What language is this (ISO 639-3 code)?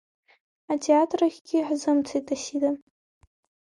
abk